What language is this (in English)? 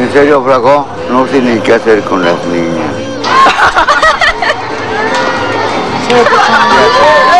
Spanish